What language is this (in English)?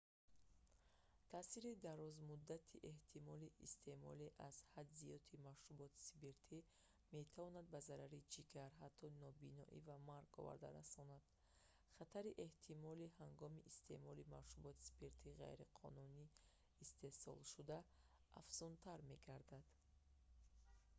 Tajik